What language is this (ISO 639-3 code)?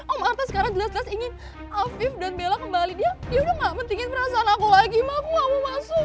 ind